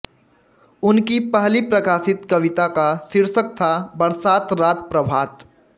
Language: Hindi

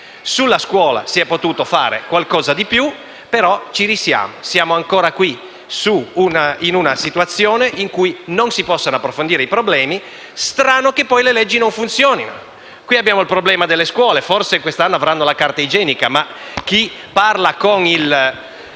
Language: Italian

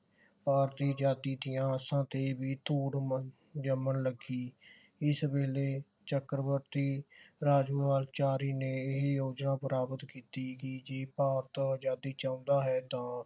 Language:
Punjabi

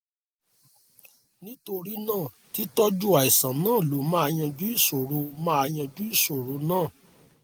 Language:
Yoruba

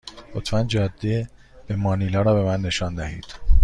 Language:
Persian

